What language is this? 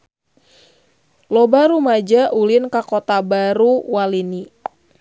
Sundanese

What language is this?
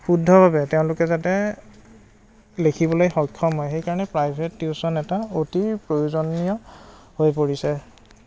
Assamese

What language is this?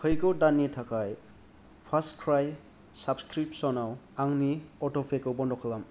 Bodo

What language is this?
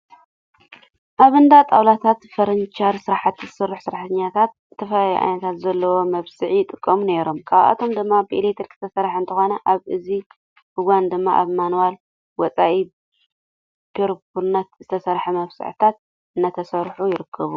Tigrinya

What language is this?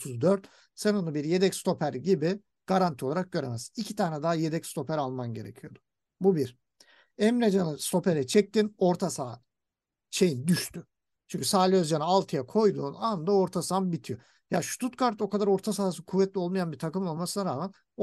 Turkish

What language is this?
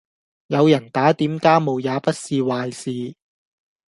Cantonese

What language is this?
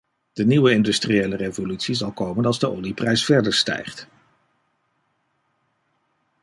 Dutch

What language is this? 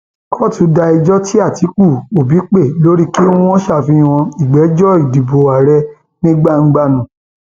Yoruba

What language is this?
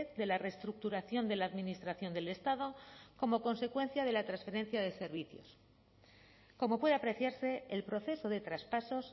Spanish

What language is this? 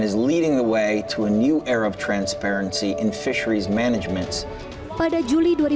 Indonesian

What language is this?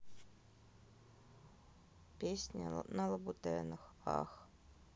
Russian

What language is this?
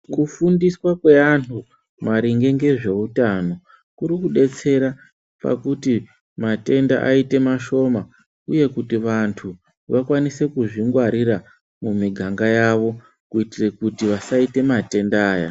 Ndau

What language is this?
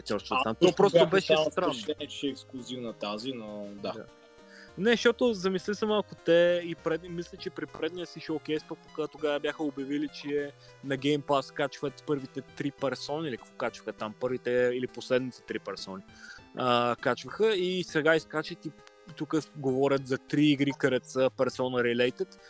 Bulgarian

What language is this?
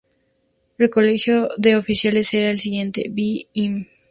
Spanish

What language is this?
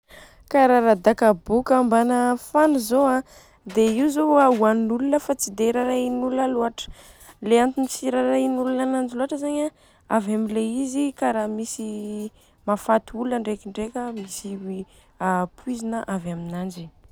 Southern Betsimisaraka Malagasy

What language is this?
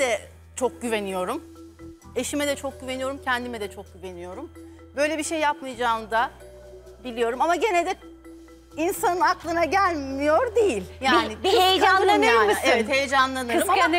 Turkish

